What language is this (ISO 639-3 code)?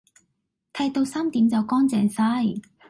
yue